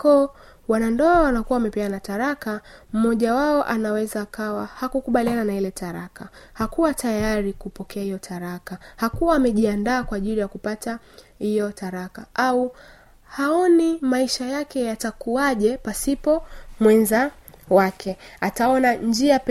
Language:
Swahili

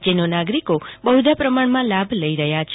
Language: Gujarati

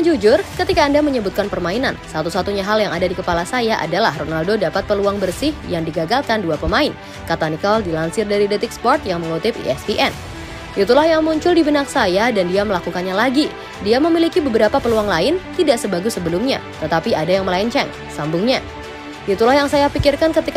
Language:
Indonesian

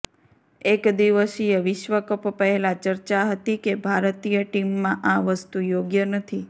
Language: Gujarati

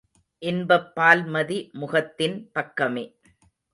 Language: Tamil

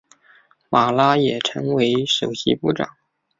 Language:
Chinese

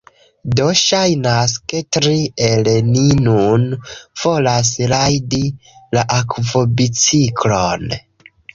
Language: Esperanto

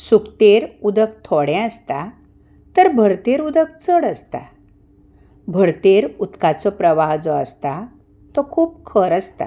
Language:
Konkani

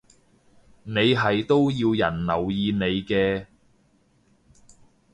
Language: Cantonese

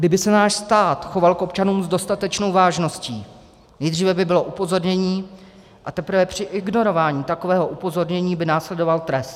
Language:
Czech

